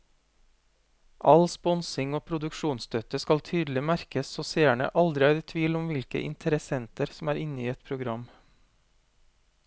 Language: Norwegian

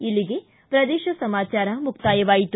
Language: Kannada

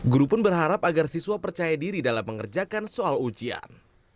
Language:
Indonesian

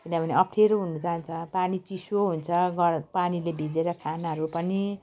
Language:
Nepali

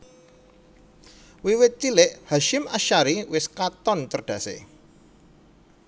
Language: Javanese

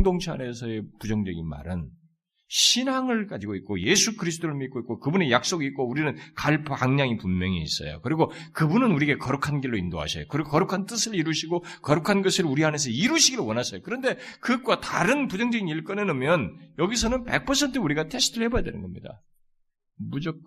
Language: Korean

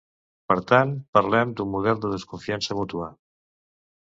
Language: Catalan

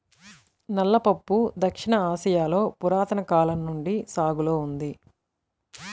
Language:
Telugu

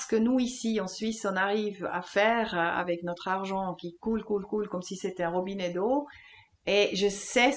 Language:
French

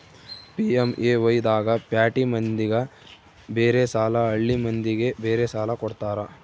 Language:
Kannada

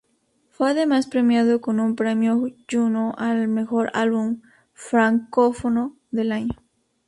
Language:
Spanish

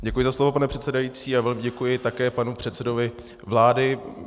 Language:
Czech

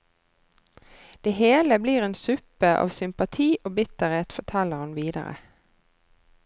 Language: Norwegian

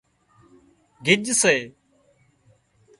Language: Wadiyara Koli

